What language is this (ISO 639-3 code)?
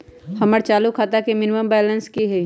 mag